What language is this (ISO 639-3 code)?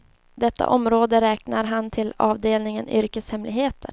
swe